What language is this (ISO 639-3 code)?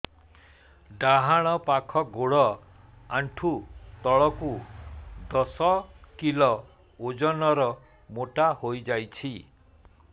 ori